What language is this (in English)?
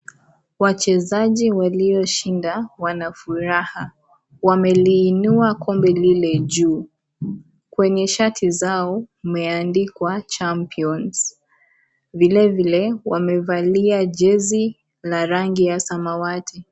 Swahili